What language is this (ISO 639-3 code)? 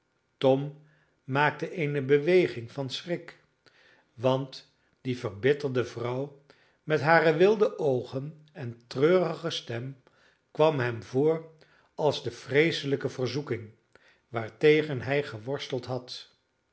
nld